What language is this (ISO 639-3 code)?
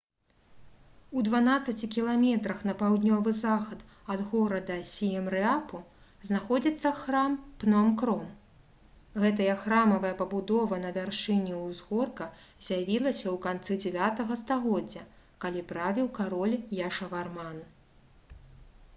bel